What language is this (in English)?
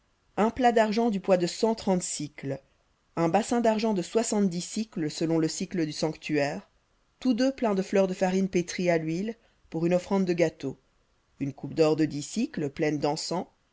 French